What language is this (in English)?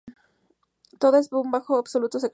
Spanish